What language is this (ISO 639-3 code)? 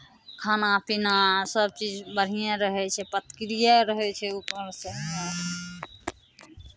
mai